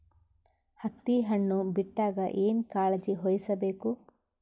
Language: Kannada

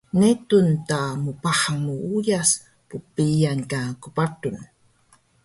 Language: Taroko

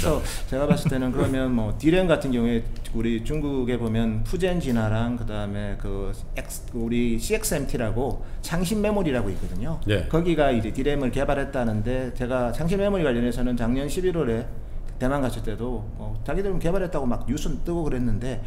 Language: Korean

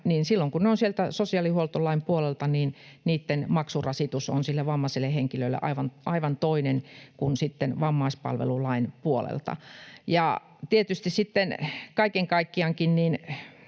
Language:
Finnish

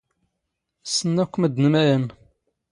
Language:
Standard Moroccan Tamazight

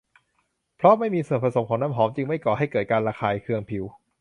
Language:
Thai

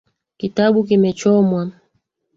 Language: Swahili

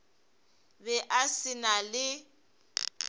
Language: Northern Sotho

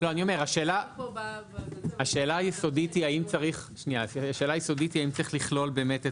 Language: Hebrew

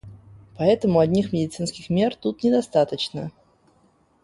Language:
Russian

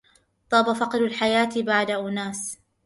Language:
Arabic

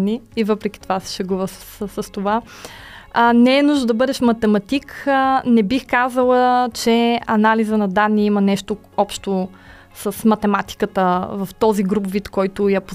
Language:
Bulgarian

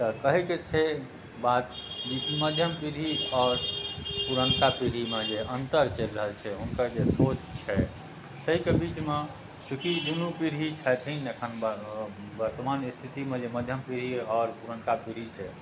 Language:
Maithili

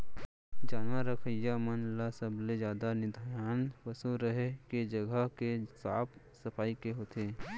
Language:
Chhattisgarhi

